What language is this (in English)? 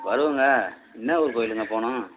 Tamil